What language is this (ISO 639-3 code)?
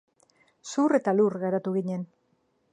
eus